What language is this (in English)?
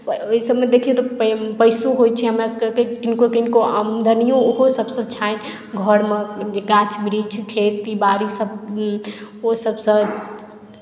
Maithili